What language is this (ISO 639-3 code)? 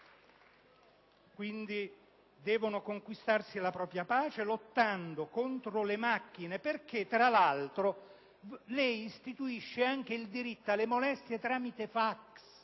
ita